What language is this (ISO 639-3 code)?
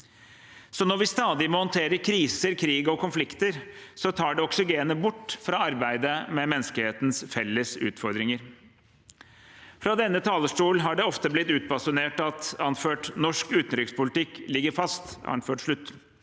nor